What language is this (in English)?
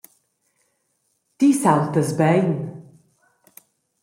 Romansh